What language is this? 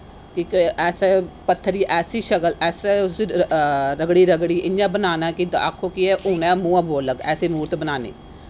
Dogri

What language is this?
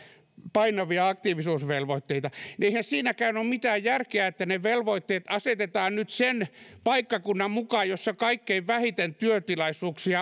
Finnish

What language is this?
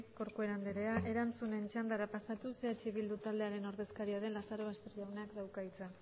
Basque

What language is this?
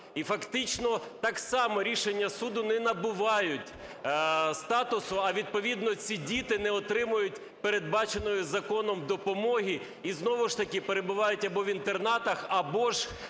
Ukrainian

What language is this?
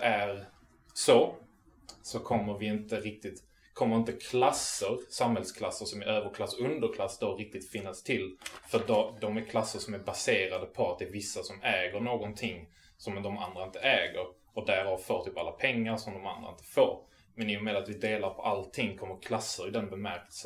Swedish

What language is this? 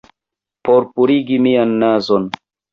Esperanto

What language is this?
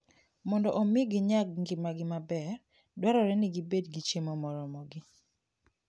Luo (Kenya and Tanzania)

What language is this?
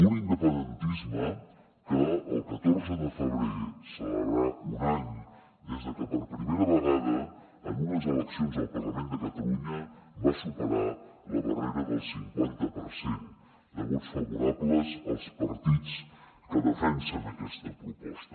Catalan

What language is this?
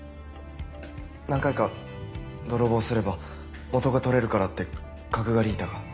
Japanese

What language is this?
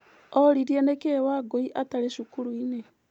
Kikuyu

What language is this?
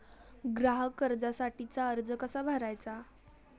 Marathi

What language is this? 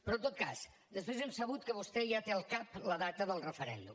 Catalan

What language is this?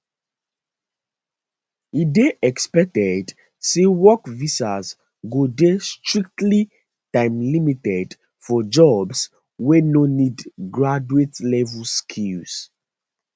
Nigerian Pidgin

